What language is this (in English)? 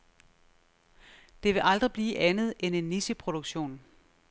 Danish